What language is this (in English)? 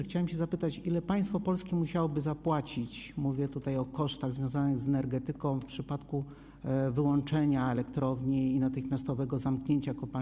Polish